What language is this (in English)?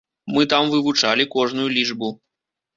Belarusian